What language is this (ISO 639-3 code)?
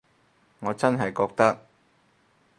yue